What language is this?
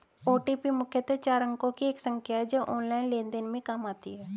Hindi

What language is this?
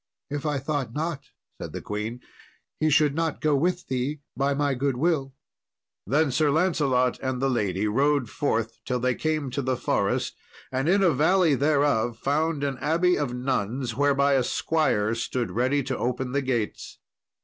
English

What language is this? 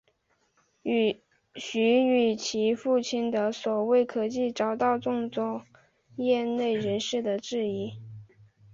Chinese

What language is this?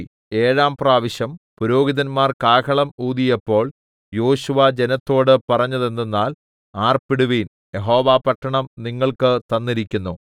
Malayalam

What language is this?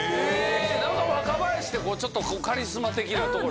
Japanese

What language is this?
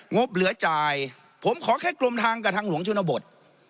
Thai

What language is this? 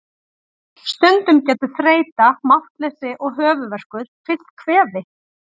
Icelandic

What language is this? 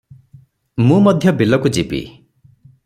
Odia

